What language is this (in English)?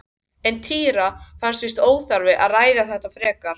Icelandic